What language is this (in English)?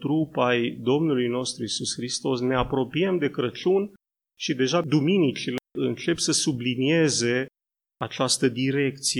Romanian